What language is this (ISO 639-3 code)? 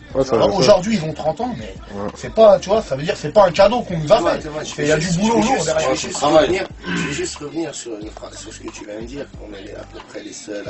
fra